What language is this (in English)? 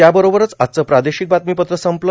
Marathi